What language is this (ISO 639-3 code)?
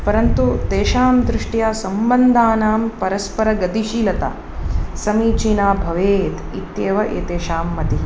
san